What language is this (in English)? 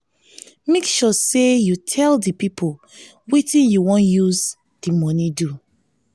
Nigerian Pidgin